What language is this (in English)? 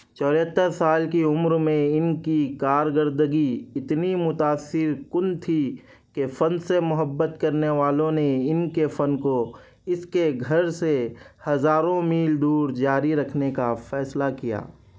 Urdu